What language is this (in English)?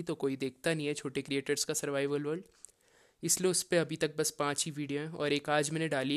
Hindi